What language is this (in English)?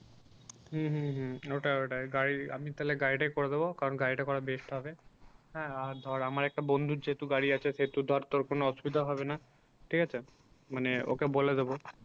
Bangla